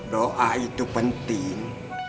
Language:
Indonesian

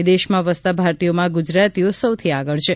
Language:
Gujarati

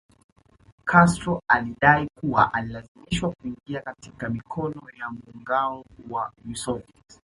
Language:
Swahili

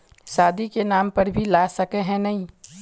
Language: Magahi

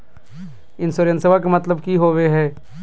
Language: Magahi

